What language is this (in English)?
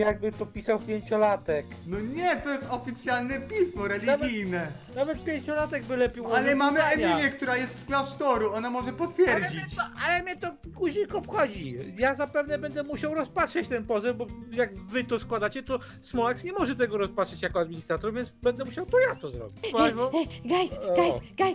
Polish